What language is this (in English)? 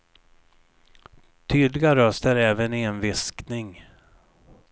Swedish